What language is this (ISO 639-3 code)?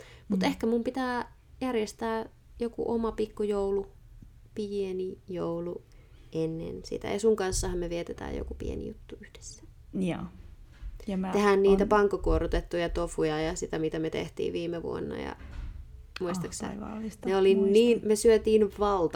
fin